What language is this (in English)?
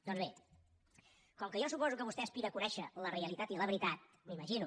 Catalan